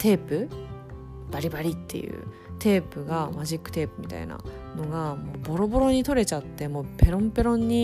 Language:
Japanese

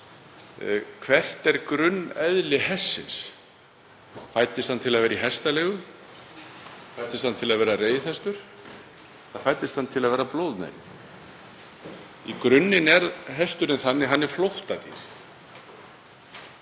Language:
Icelandic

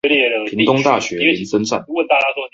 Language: Chinese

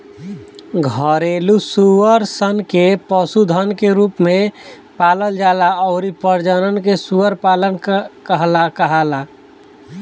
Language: Bhojpuri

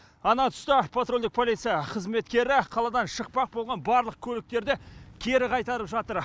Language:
Kazakh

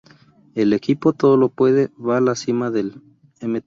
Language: Spanish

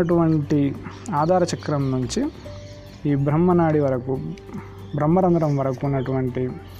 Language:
Telugu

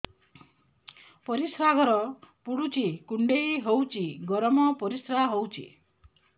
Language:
Odia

